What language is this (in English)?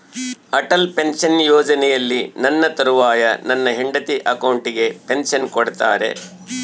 Kannada